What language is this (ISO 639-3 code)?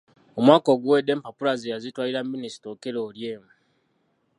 lug